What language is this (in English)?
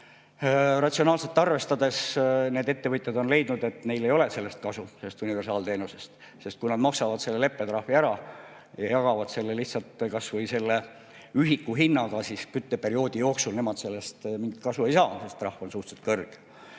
Estonian